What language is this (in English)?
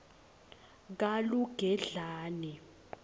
Swati